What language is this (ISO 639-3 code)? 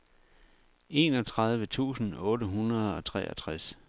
dan